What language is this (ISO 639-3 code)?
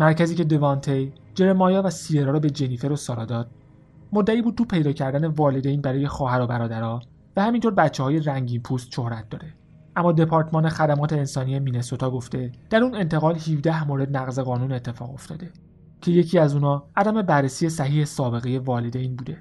fas